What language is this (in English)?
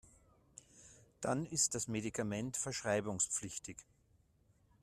German